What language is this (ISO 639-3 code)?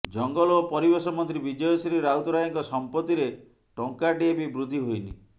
ori